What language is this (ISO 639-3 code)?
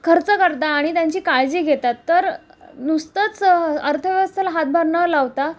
mar